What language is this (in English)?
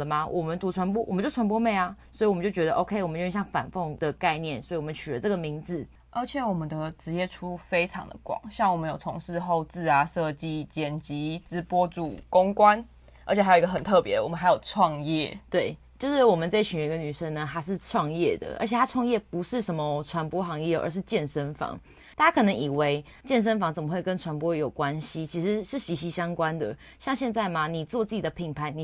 Chinese